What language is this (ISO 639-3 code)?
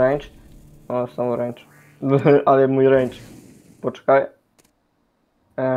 pol